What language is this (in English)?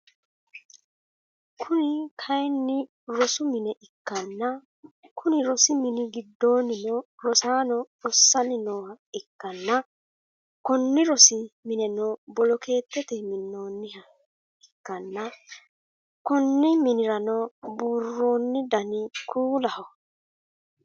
Sidamo